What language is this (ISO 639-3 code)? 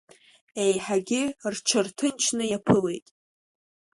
abk